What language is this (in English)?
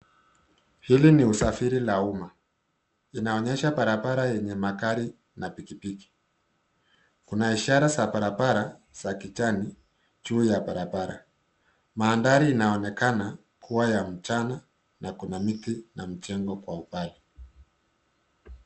Swahili